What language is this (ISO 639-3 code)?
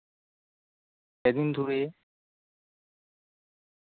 sat